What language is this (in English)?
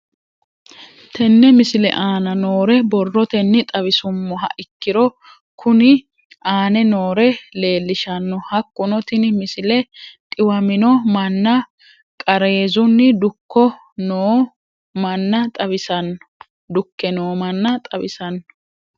Sidamo